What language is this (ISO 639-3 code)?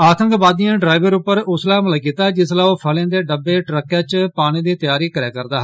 doi